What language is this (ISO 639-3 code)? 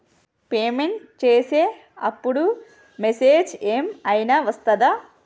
tel